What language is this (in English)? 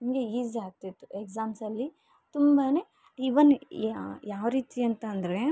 Kannada